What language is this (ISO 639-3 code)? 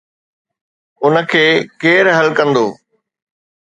snd